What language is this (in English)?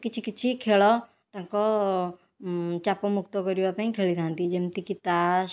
Odia